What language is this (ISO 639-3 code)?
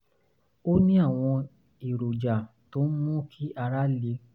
yor